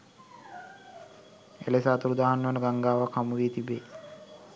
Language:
Sinhala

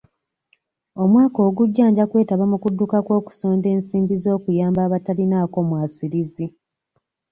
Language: Ganda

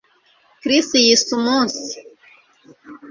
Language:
Kinyarwanda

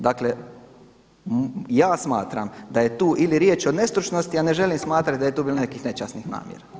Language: Croatian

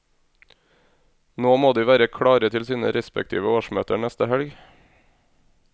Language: Norwegian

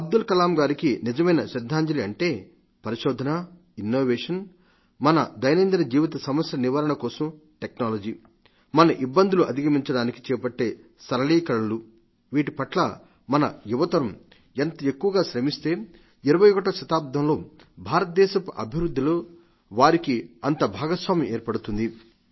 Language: Telugu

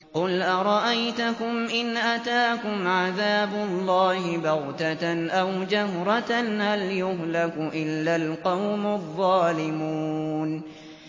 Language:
Arabic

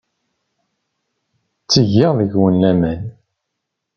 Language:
Kabyle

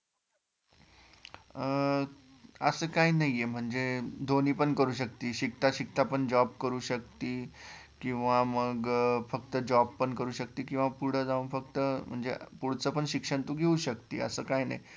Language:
Marathi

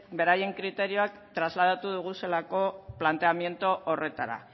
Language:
Basque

